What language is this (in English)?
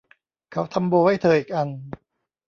Thai